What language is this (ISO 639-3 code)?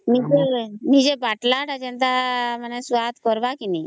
ori